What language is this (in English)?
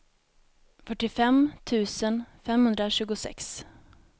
Swedish